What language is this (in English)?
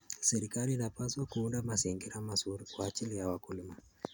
Kalenjin